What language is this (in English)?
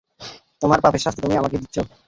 Bangla